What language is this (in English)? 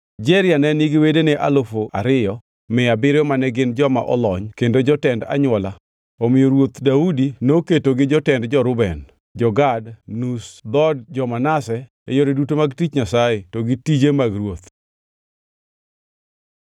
Luo (Kenya and Tanzania)